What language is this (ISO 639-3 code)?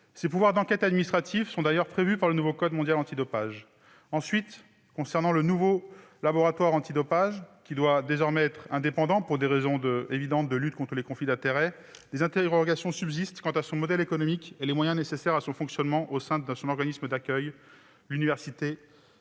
fra